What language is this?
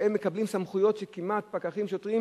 Hebrew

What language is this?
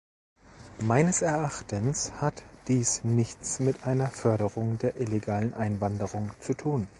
German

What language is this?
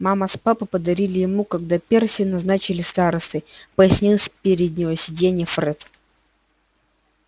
Russian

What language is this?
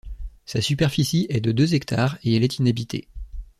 French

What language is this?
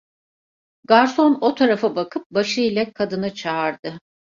Turkish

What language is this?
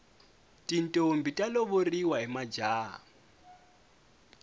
Tsonga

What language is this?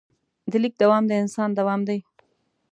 Pashto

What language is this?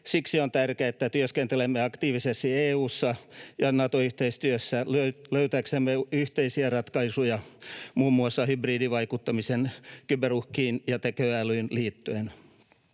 Finnish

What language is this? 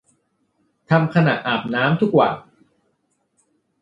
Thai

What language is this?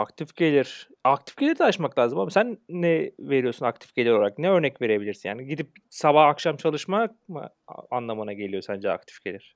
Turkish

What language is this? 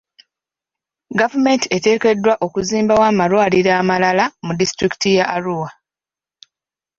Ganda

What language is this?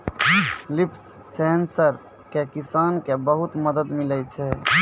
Maithili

